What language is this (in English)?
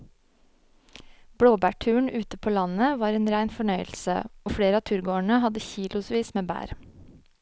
Norwegian